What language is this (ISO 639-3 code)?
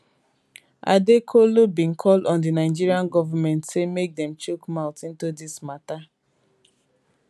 pcm